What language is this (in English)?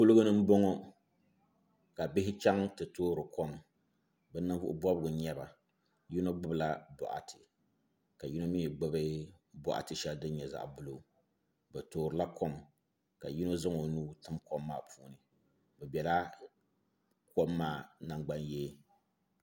Dagbani